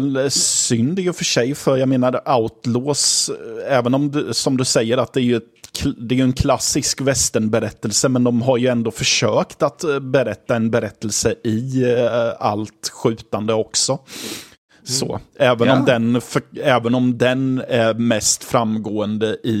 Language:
Swedish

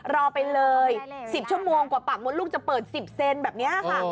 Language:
Thai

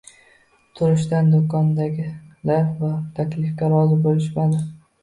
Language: Uzbek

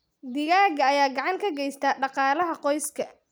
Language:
Somali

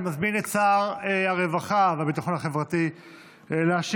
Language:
Hebrew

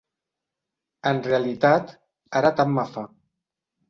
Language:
Catalan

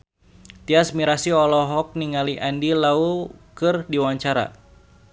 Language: Sundanese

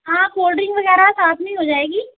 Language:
Hindi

